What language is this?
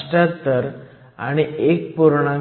Marathi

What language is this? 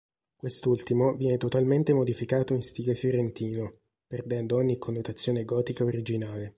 Italian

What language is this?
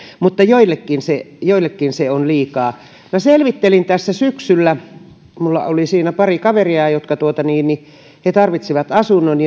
Finnish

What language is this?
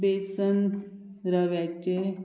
Konkani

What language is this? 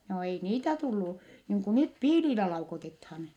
Finnish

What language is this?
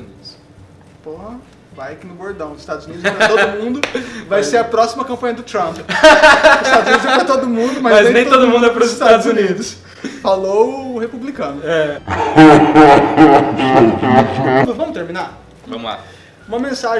Portuguese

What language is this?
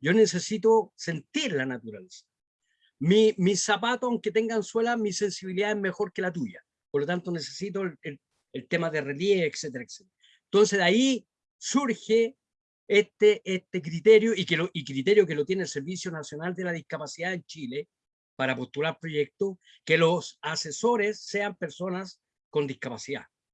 Spanish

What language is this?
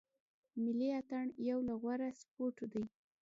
Pashto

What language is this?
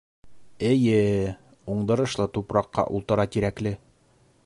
Bashkir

